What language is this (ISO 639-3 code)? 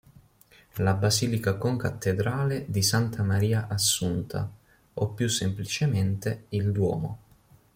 ita